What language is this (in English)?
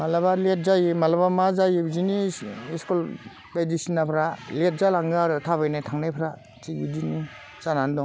Bodo